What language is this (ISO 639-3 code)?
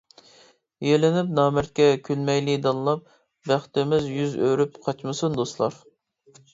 uig